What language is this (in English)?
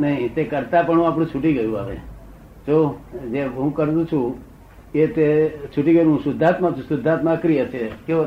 Gujarati